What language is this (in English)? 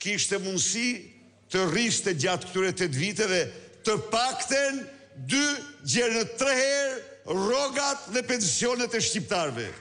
Romanian